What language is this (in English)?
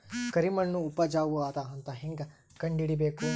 Kannada